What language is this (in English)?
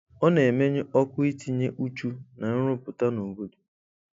Igbo